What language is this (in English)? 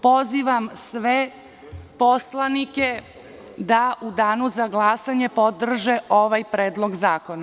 Serbian